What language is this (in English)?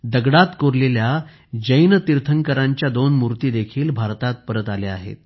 Marathi